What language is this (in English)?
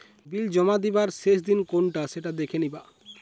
Bangla